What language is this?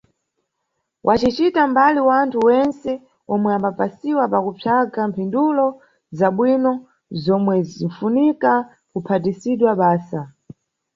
Nyungwe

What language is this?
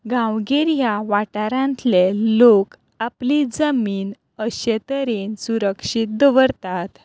Konkani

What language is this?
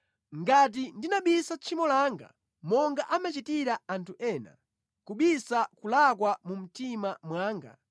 Nyanja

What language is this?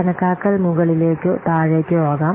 Malayalam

